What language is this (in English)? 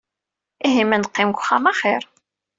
Kabyle